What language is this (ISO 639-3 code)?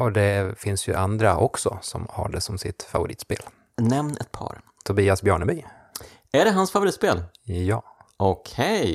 swe